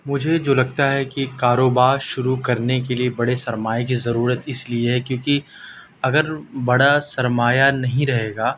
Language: Urdu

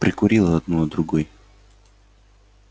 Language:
Russian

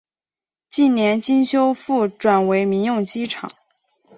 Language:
Chinese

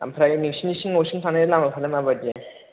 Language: Bodo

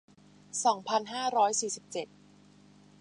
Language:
Thai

